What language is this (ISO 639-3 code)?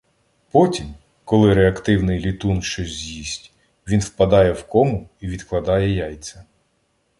ukr